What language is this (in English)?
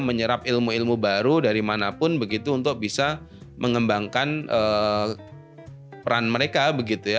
Indonesian